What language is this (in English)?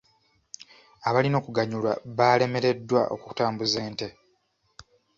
Ganda